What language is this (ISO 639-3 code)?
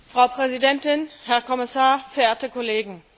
deu